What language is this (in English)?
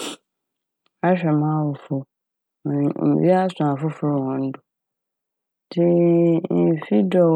Akan